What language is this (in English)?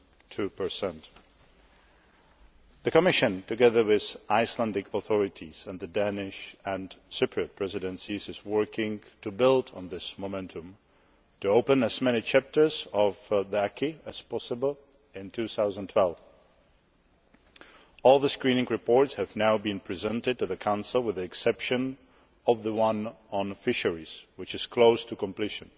English